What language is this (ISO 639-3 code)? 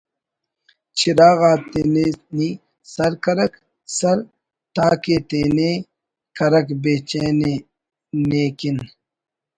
brh